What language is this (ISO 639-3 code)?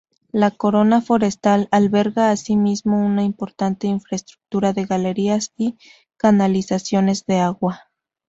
spa